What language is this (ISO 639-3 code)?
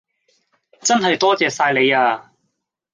yue